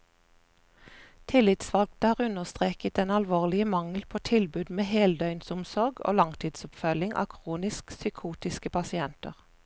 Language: Norwegian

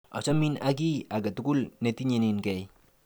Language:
Kalenjin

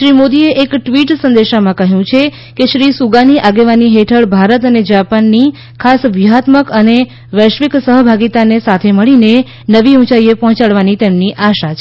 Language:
Gujarati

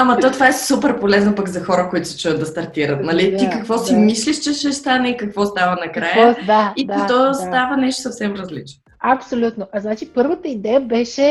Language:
Bulgarian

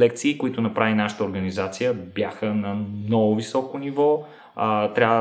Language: Bulgarian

